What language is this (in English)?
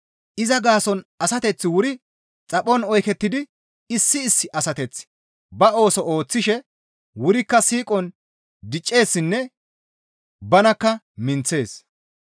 Gamo